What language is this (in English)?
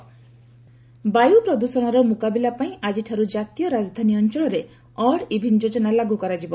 Odia